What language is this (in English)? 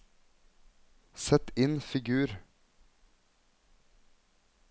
Norwegian